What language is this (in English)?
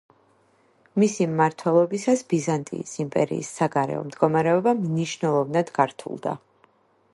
Georgian